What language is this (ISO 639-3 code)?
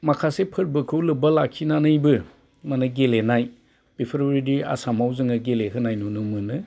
brx